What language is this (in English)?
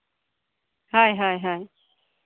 Santali